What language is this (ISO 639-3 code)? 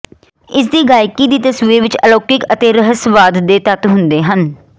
pan